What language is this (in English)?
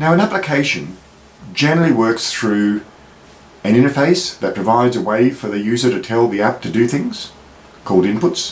English